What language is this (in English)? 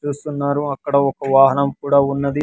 Telugu